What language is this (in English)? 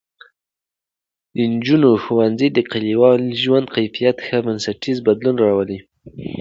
Pashto